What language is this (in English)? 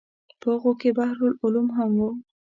Pashto